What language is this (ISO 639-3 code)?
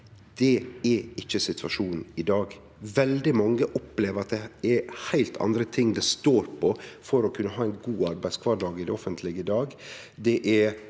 nor